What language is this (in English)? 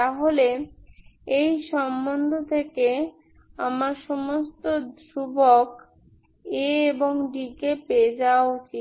Bangla